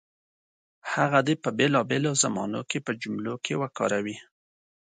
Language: Pashto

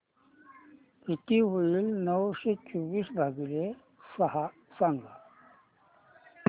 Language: Marathi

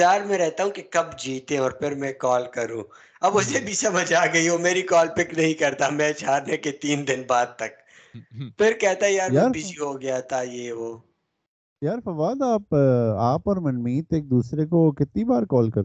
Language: Urdu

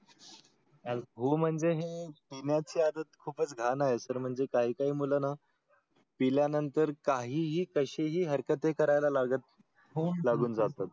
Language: Marathi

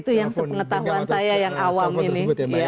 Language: Indonesian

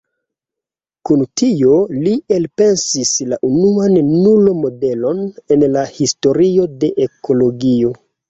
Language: Esperanto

